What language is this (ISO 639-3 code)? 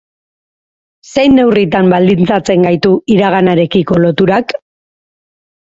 eus